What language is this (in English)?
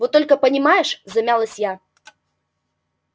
Russian